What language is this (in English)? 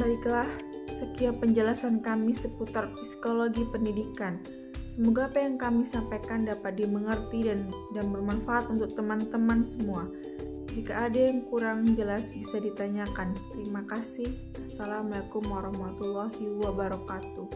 Indonesian